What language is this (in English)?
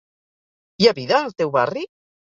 Catalan